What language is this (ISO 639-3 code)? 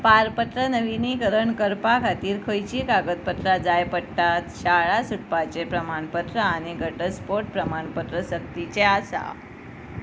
kok